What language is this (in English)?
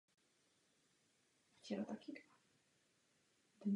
Czech